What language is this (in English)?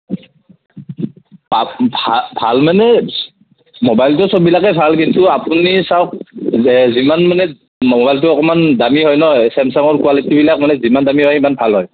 Assamese